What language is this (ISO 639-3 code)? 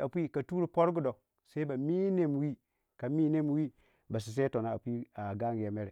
wja